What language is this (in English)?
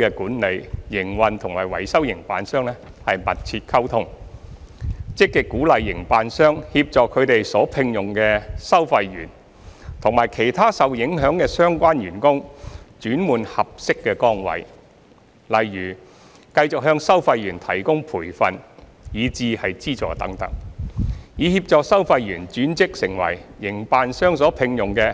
Cantonese